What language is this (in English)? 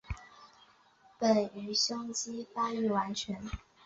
Chinese